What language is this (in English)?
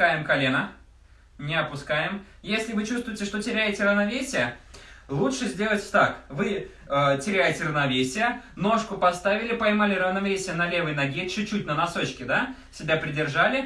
Russian